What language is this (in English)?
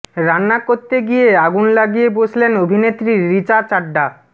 Bangla